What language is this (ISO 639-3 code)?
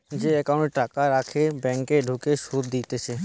ben